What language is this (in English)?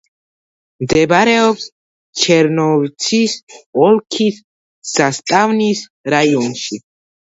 Georgian